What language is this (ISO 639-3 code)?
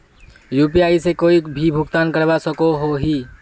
mag